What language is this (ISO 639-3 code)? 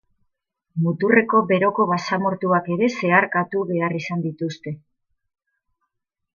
eus